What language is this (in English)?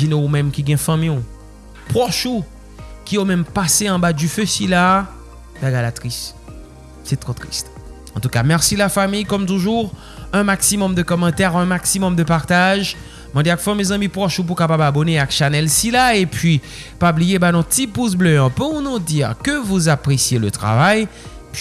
French